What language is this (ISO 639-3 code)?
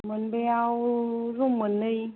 brx